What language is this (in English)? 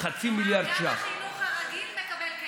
Hebrew